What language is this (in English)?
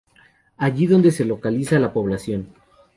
Spanish